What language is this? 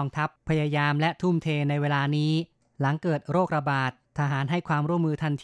Thai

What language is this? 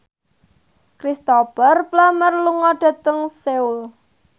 Javanese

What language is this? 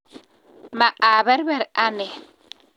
Kalenjin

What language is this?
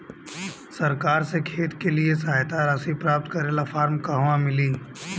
Bhojpuri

